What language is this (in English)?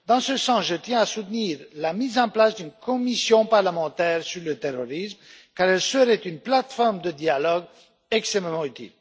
French